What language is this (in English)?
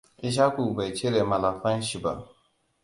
Hausa